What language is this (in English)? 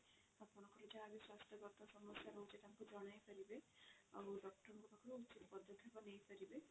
Odia